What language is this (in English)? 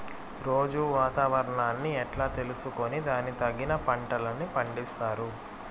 Telugu